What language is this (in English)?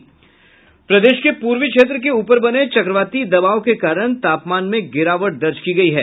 Hindi